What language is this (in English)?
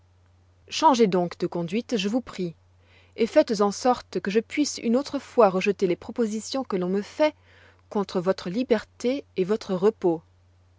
French